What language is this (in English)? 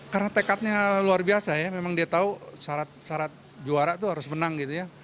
Indonesian